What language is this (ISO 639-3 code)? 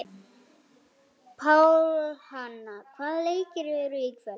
isl